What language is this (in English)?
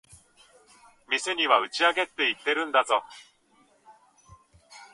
Japanese